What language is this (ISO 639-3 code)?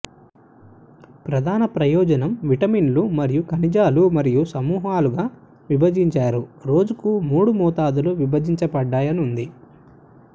tel